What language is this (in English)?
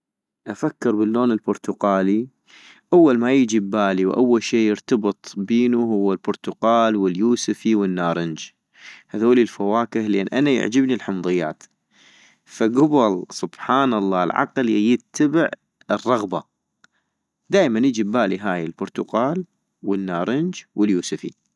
North Mesopotamian Arabic